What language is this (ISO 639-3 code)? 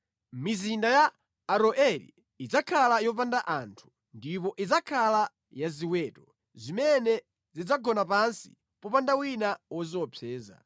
nya